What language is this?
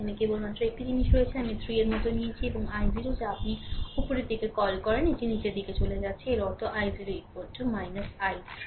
Bangla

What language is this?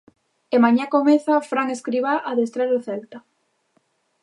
Galician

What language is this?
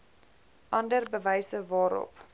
Afrikaans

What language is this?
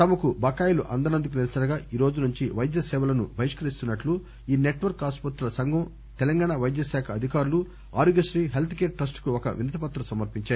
Telugu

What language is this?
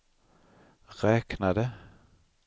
Swedish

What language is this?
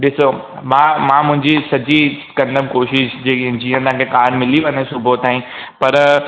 Sindhi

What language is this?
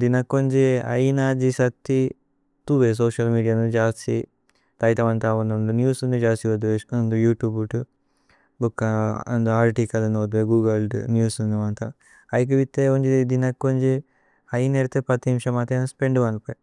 Tulu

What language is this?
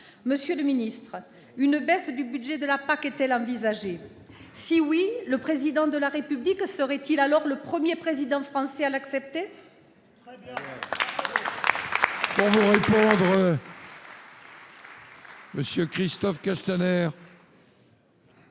French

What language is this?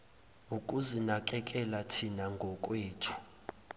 Zulu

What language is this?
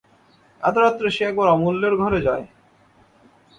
Bangla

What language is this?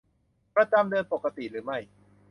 Thai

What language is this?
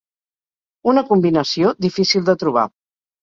Catalan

